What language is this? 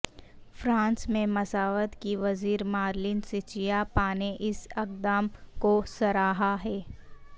Urdu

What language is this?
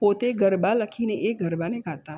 Gujarati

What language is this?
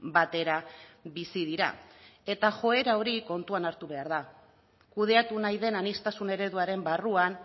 Basque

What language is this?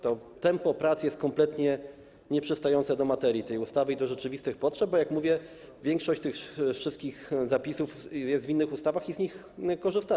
Polish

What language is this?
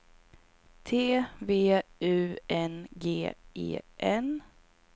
Swedish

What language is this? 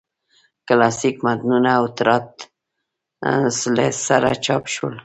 Pashto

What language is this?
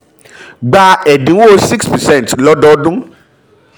Yoruba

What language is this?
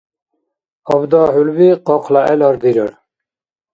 Dargwa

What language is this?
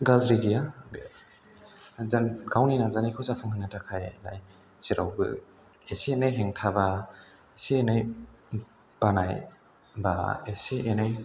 Bodo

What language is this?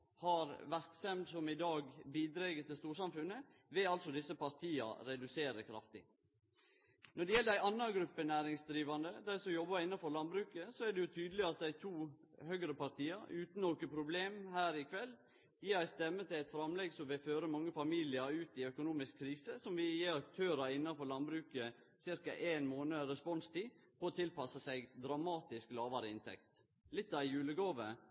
Norwegian Nynorsk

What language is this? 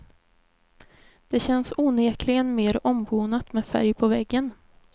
Swedish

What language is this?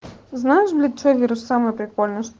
Russian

